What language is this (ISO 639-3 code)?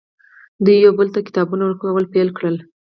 pus